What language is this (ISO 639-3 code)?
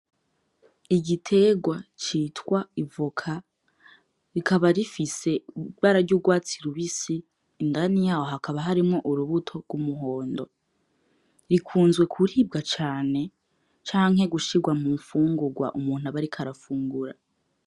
run